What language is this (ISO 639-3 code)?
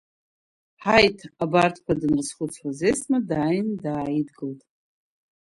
abk